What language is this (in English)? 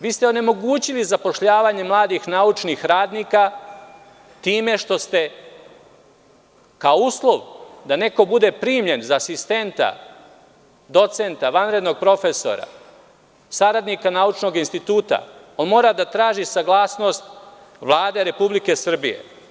Serbian